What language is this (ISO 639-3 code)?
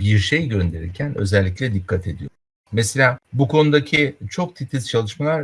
tur